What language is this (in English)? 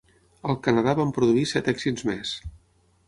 Catalan